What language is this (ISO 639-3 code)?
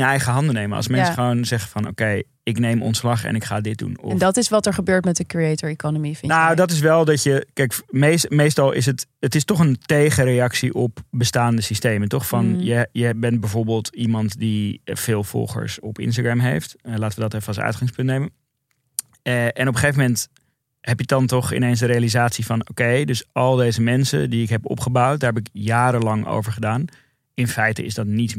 nld